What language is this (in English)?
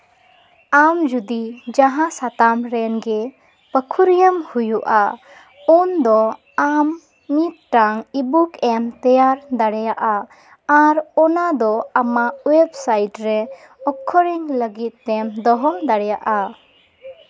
Santali